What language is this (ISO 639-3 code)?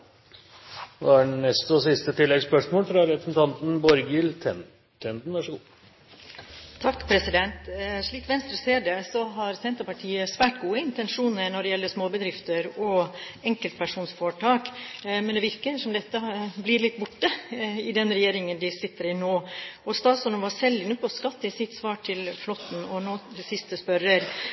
nor